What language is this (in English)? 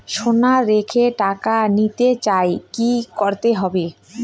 Bangla